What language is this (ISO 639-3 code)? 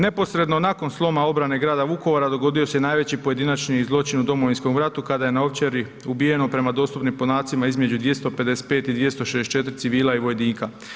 hrv